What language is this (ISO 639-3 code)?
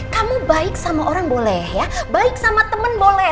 ind